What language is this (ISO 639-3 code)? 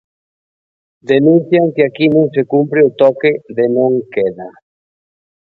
glg